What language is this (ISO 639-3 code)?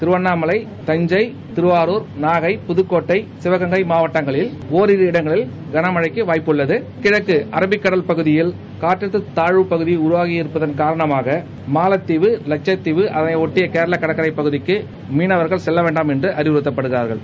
tam